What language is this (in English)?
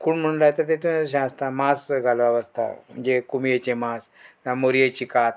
Konkani